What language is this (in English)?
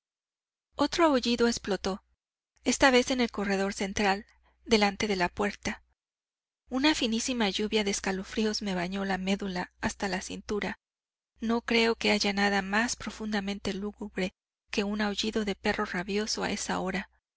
Spanish